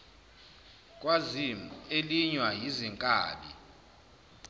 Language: Zulu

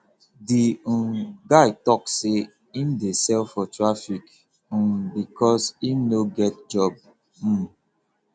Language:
Nigerian Pidgin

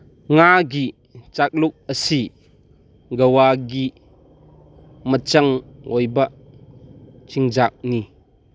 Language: Manipuri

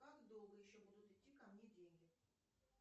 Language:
Russian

